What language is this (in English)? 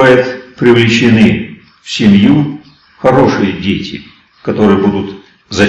Russian